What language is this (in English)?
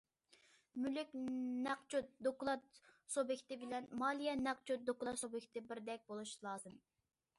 Uyghur